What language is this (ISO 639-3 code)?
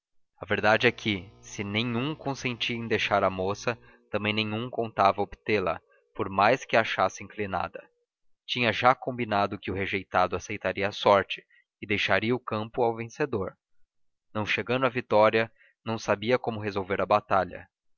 por